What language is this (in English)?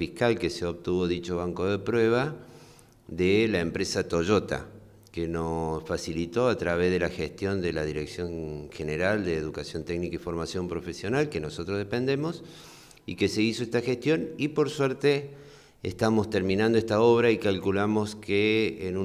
Spanish